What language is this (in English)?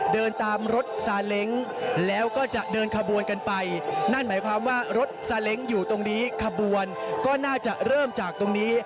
Thai